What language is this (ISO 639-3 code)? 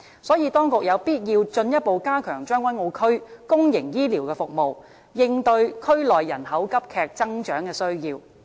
yue